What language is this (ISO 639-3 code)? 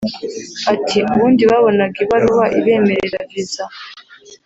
kin